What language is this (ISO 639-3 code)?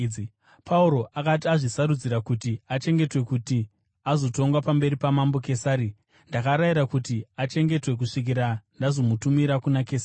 sna